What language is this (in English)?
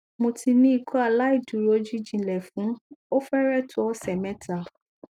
Yoruba